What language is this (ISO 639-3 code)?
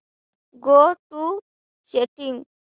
mar